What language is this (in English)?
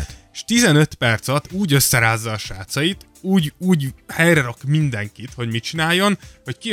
Hungarian